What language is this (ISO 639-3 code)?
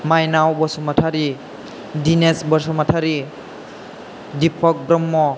brx